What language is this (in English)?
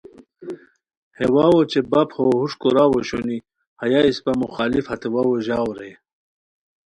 Khowar